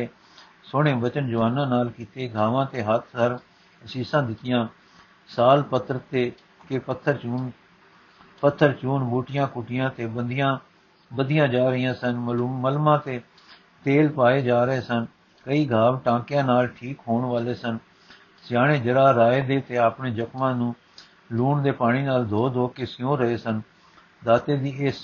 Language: Punjabi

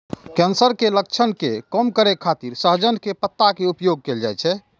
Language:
Maithili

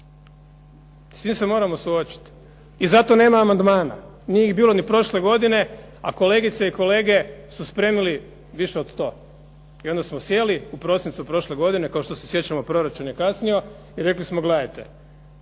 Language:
Croatian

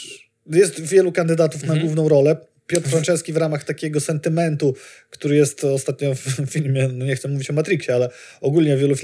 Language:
Polish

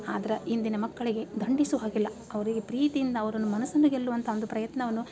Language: Kannada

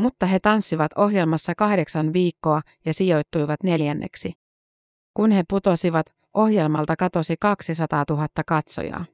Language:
Finnish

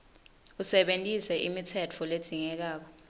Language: Swati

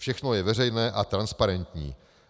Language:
Czech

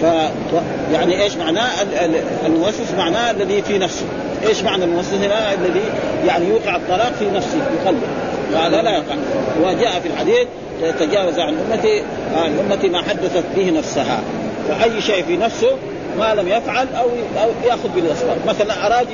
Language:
Arabic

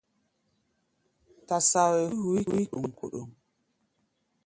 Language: Gbaya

